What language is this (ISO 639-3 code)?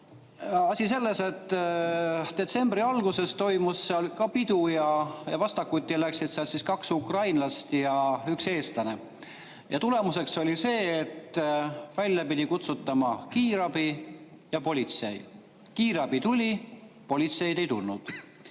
est